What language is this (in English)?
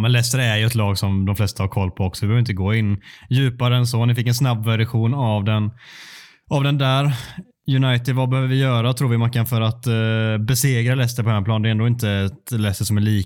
Swedish